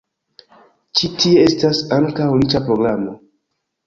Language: Esperanto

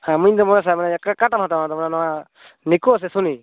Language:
Santali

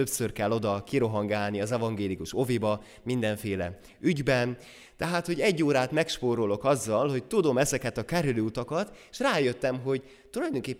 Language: Hungarian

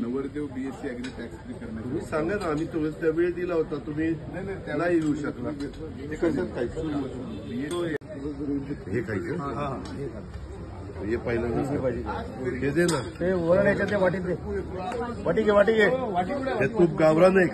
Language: Arabic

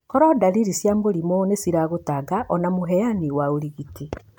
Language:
Kikuyu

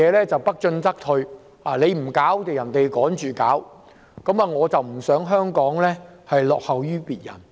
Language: Cantonese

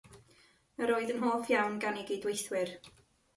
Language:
Welsh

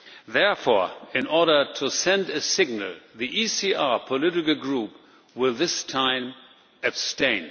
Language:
English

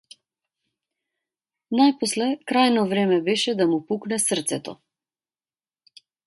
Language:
Macedonian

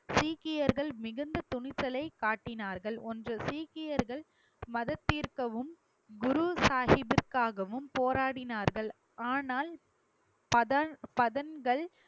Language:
Tamil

